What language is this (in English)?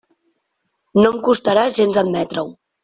Catalan